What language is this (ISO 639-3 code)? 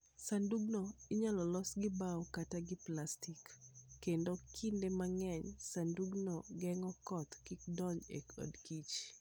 luo